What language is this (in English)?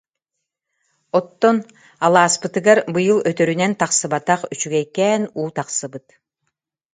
Yakut